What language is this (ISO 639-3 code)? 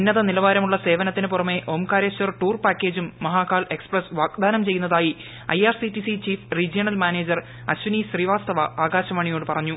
mal